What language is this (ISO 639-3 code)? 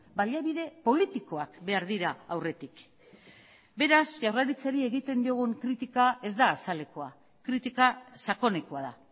eus